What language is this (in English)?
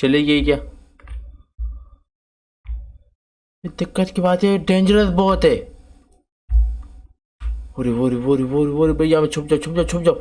Urdu